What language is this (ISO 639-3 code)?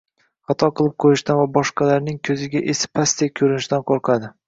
uzb